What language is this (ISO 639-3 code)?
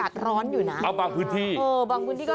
tha